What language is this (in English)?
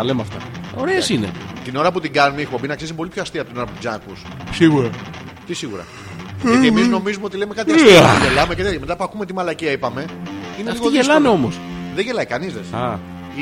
Greek